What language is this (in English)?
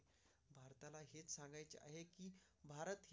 Marathi